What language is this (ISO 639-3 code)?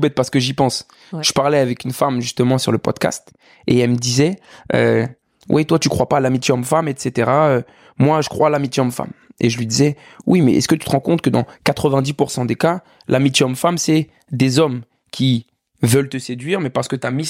fra